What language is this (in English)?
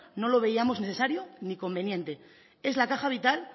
Spanish